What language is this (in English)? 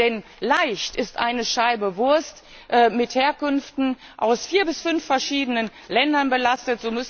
German